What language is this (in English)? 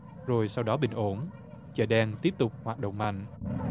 Vietnamese